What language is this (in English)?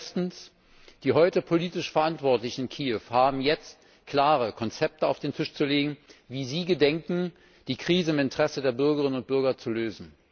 German